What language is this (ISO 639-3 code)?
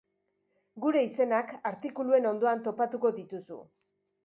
eus